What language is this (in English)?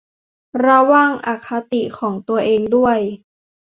Thai